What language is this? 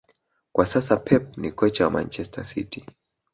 Swahili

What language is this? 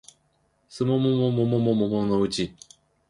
Japanese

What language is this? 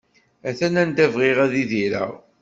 Kabyle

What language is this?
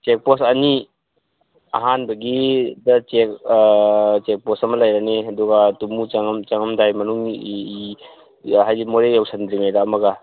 Manipuri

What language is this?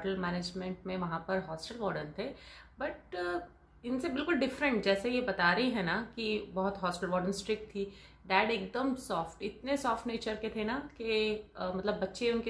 Hindi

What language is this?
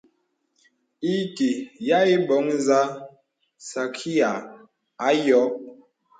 Bebele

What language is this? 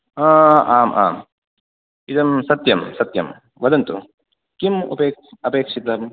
Sanskrit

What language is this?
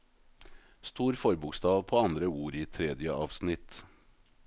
Norwegian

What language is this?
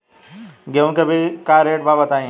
Bhojpuri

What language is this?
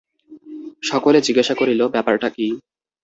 Bangla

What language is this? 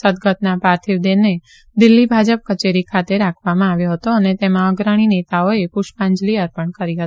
Gujarati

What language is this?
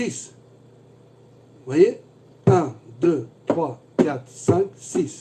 French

